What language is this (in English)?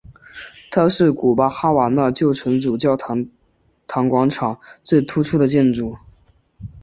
Chinese